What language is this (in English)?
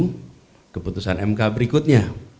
Indonesian